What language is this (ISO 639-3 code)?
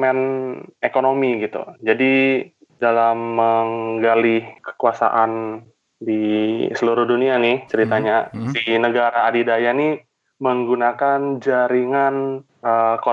ind